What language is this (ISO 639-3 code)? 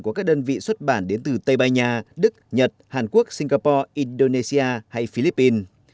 vie